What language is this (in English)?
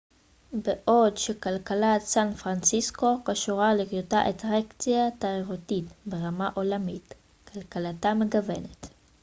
Hebrew